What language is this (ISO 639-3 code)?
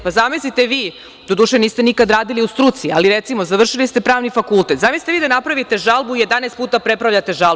srp